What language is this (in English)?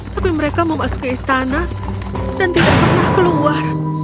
Indonesian